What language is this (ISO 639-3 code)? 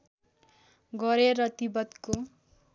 nep